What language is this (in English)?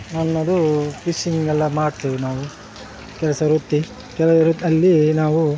Kannada